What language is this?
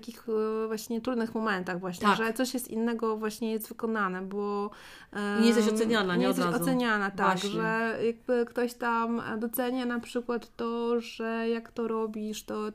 Polish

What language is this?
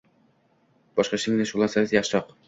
Uzbek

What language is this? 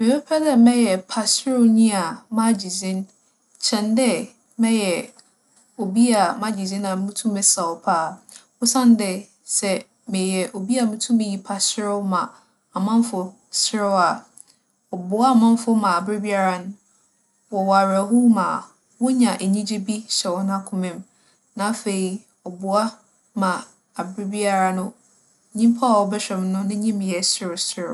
Akan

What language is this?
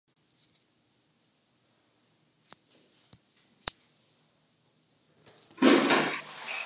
Urdu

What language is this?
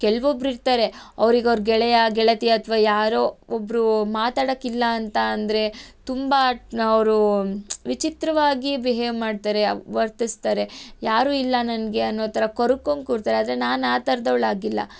Kannada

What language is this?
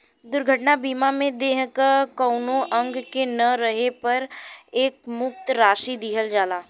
Bhojpuri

